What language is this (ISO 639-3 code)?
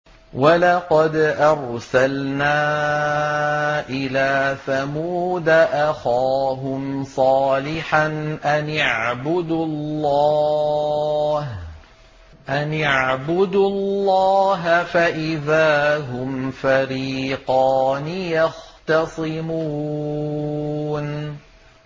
ara